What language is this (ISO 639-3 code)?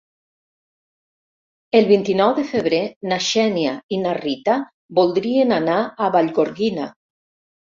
cat